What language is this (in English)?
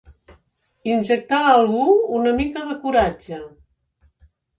Catalan